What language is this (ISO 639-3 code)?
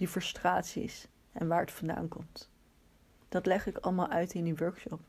nld